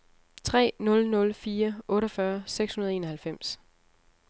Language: Danish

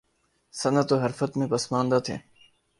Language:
Urdu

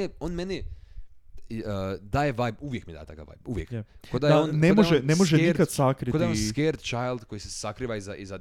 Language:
Croatian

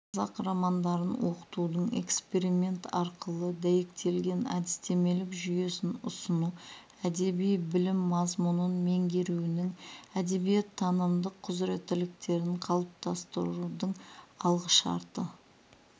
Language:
Kazakh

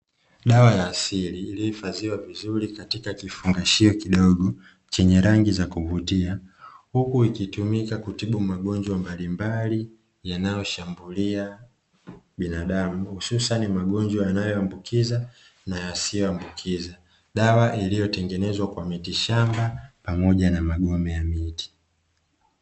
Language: Swahili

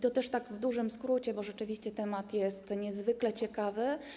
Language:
Polish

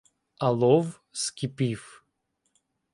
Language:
Ukrainian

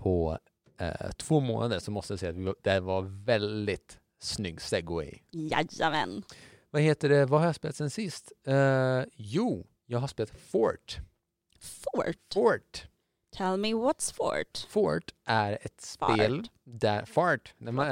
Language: Swedish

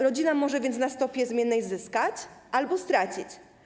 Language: Polish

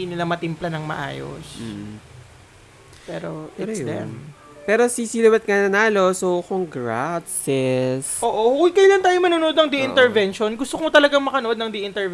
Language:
Filipino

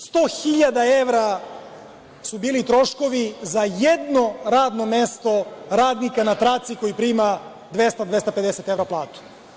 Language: Serbian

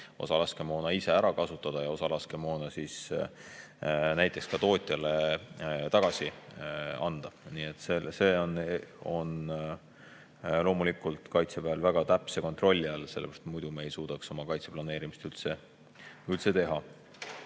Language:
Estonian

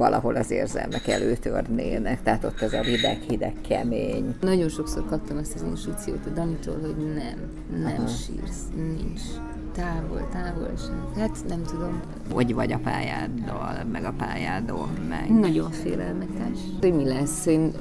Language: Hungarian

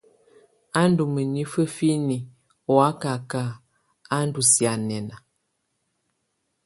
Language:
Tunen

